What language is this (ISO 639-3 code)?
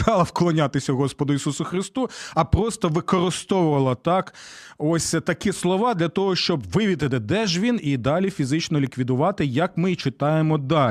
ukr